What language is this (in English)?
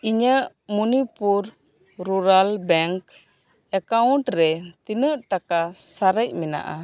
Santali